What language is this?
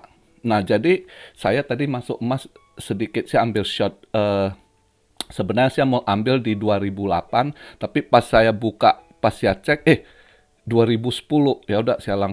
Indonesian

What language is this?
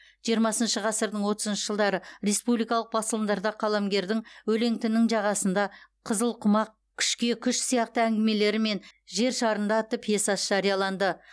Kazakh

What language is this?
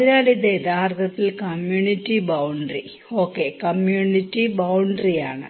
Malayalam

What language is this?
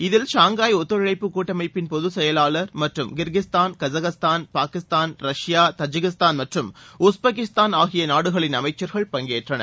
Tamil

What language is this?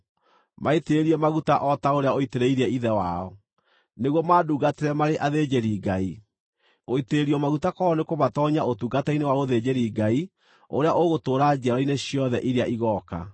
Kikuyu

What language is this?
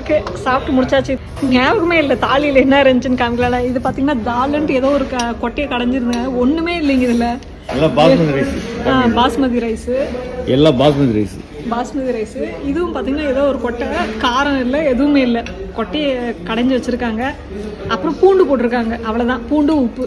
Indonesian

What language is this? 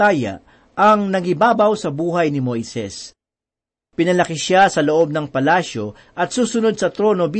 Filipino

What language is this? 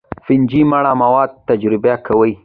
Pashto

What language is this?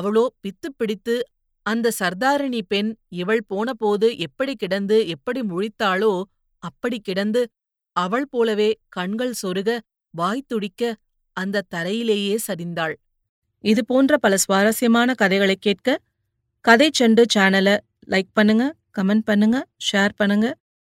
Tamil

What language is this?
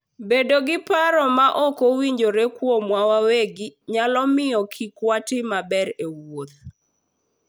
Luo (Kenya and Tanzania)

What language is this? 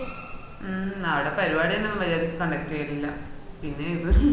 Malayalam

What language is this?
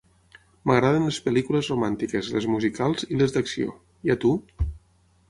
Catalan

